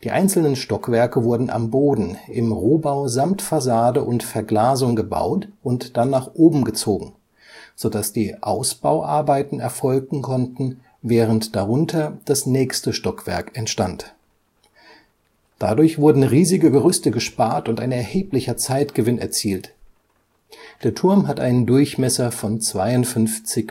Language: German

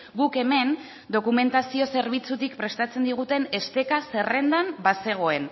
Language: Basque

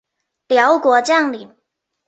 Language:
Chinese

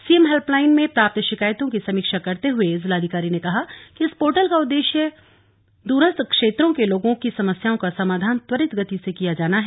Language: Hindi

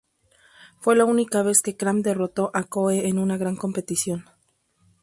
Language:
Spanish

